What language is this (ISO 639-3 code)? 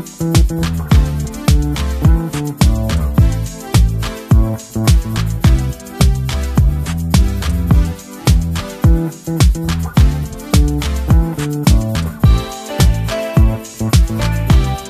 eng